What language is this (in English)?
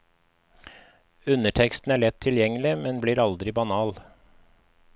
Norwegian